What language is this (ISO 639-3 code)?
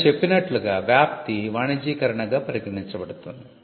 tel